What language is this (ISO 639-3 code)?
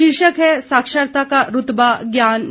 hin